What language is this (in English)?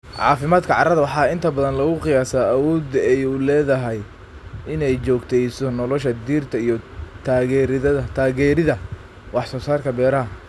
Somali